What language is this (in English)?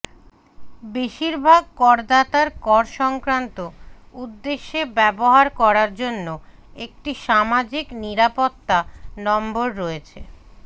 Bangla